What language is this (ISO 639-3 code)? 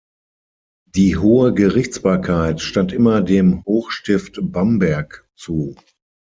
deu